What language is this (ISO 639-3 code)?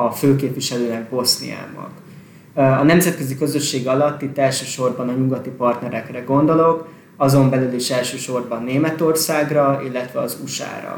hun